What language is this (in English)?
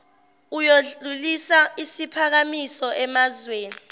Zulu